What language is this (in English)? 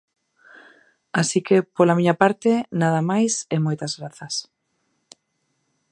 Galician